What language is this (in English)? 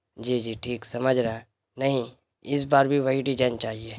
Urdu